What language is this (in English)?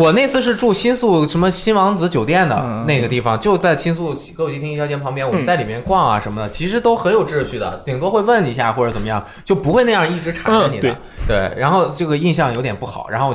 Chinese